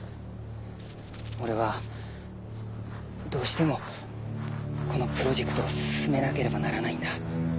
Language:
Japanese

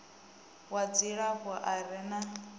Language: Venda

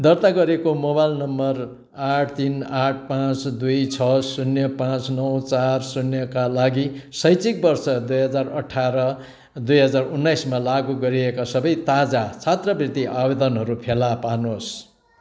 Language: Nepali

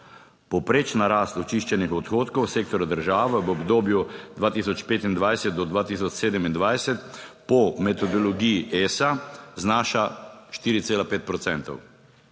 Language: Slovenian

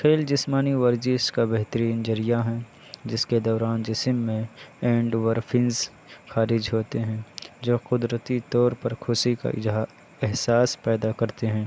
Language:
Urdu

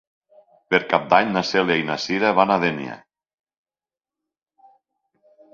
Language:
Catalan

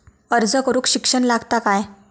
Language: Marathi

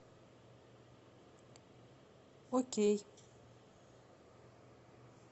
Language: Russian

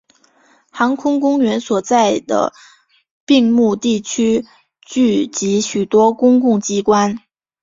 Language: Chinese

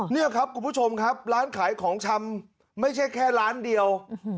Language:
Thai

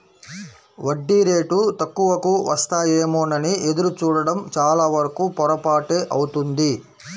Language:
Telugu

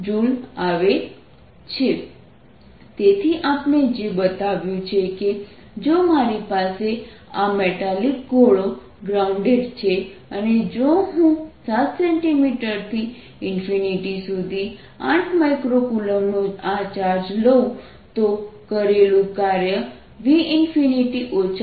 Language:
Gujarati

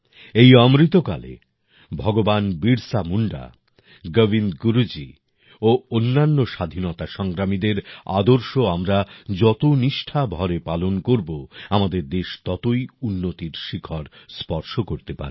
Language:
Bangla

